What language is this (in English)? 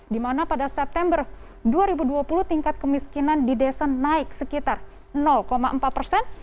Indonesian